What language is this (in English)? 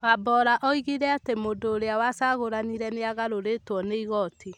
Kikuyu